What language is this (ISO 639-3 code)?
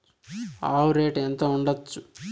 tel